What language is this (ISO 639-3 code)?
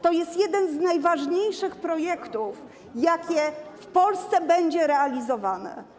pol